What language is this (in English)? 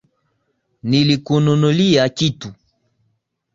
Swahili